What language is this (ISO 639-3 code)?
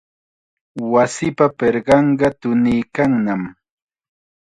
qxa